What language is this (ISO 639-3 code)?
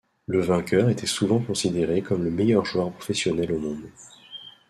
fra